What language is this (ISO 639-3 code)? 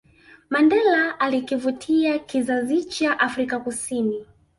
swa